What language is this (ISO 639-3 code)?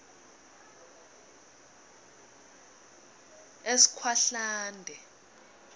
ssw